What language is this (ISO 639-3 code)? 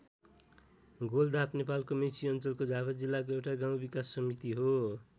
nep